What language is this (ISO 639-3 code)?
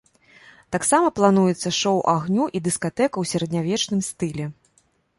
bel